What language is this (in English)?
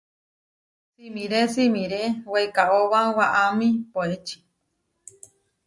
Huarijio